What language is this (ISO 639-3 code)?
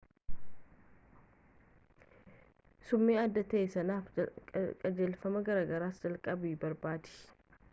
orm